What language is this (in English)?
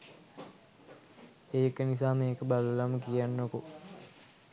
Sinhala